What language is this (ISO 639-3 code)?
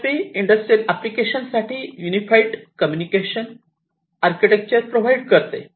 mar